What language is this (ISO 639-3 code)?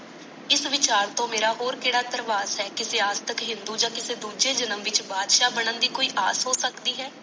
pan